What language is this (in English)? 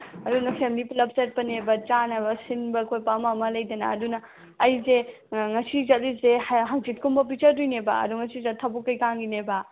Manipuri